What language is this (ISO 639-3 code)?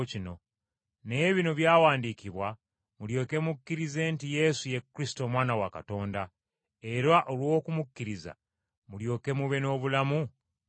lug